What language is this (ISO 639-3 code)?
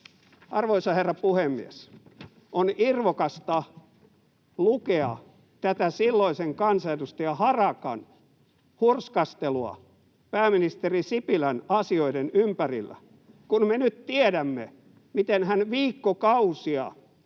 fin